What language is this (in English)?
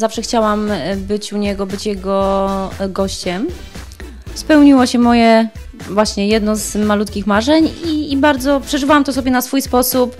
Polish